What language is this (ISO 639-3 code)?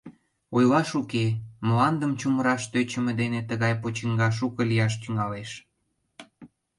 chm